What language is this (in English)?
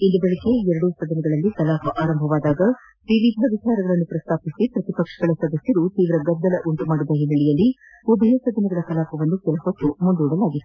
Kannada